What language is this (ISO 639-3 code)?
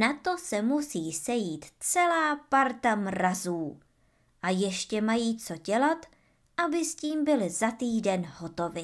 ces